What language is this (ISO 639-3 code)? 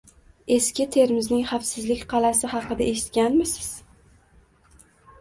uzb